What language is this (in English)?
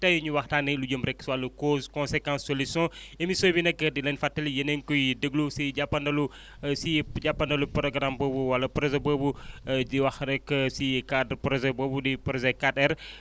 Wolof